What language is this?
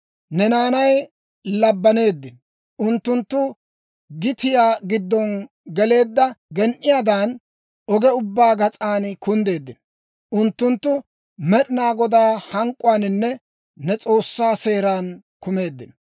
Dawro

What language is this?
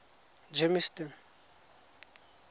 Tswana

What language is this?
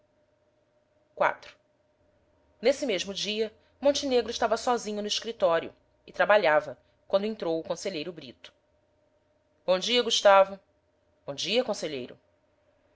Portuguese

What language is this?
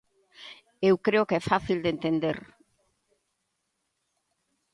Galician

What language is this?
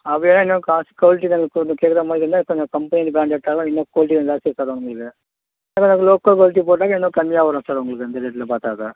Tamil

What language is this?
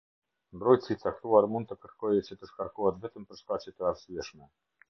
Albanian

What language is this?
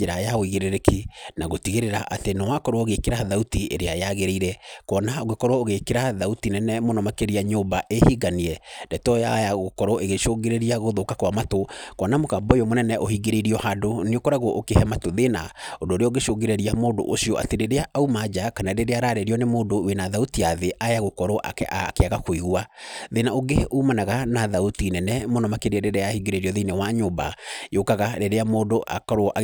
Kikuyu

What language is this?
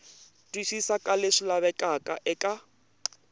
Tsonga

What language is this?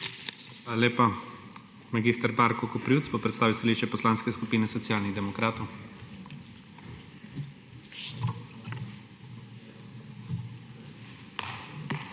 Slovenian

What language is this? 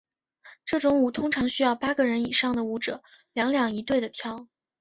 Chinese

